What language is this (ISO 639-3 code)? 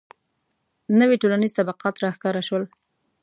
pus